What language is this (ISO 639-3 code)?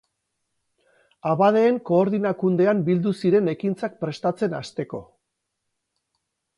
eus